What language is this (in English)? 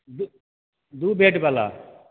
Maithili